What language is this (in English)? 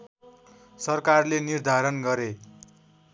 Nepali